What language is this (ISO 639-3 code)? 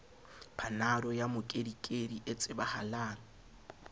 sot